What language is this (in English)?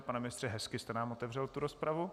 Czech